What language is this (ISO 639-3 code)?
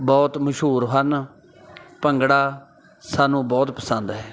pan